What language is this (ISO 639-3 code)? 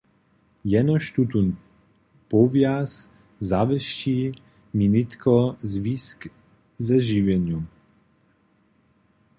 hsb